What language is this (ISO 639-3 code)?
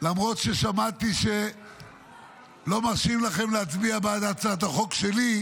heb